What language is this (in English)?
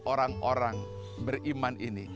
Indonesian